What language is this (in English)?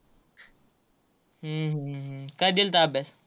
Marathi